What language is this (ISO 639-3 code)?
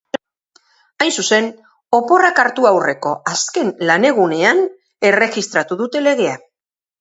eus